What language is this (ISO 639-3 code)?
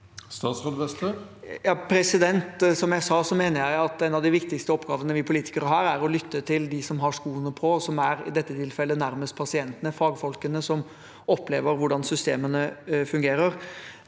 nor